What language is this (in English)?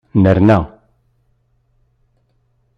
Kabyle